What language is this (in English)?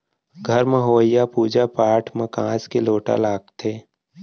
Chhattisgarhi